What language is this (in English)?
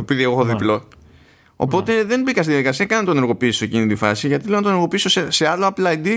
Greek